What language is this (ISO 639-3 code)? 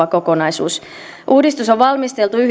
fin